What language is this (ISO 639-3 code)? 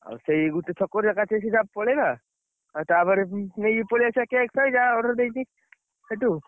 ori